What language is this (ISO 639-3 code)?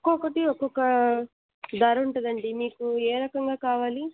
tel